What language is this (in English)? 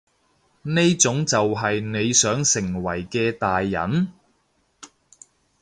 Cantonese